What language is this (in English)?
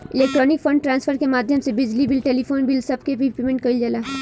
Bhojpuri